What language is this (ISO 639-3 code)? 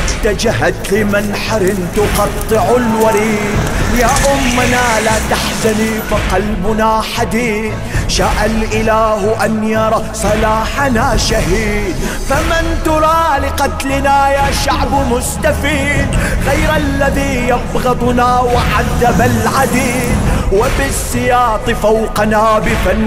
ara